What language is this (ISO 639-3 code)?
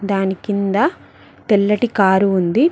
tel